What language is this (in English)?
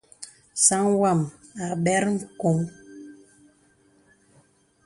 Bebele